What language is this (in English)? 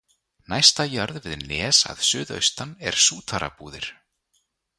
Icelandic